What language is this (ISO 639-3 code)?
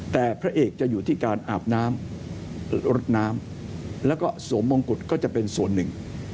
tha